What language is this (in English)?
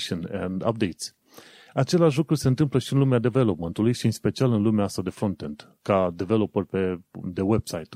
Romanian